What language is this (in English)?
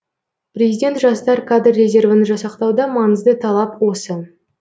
Kazakh